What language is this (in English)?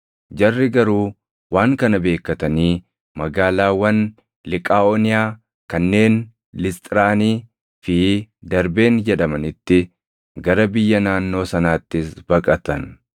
Oromo